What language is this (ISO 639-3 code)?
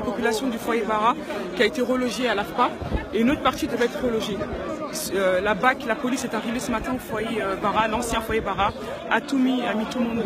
fra